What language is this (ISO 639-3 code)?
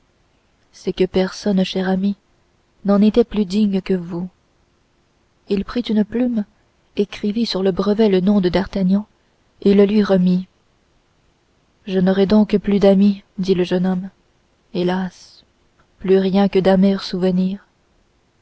fra